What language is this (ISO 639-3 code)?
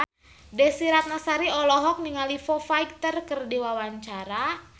sun